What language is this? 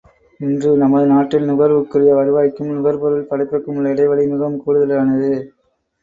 Tamil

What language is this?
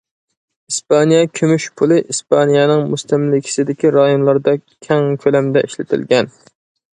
Uyghur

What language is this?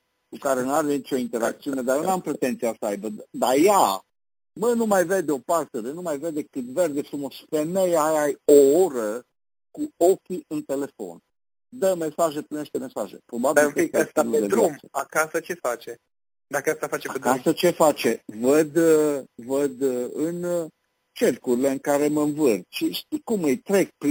Romanian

